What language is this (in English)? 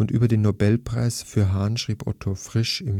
German